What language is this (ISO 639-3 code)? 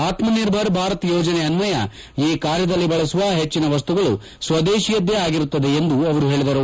kan